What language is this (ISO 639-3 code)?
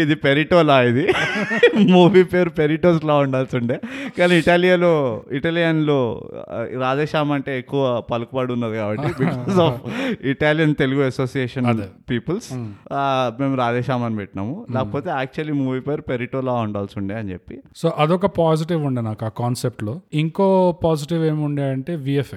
tel